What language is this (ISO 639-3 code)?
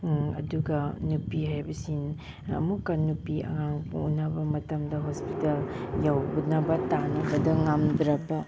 mni